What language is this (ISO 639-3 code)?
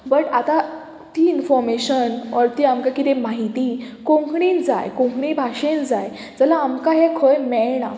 kok